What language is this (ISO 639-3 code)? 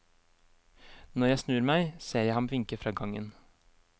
nor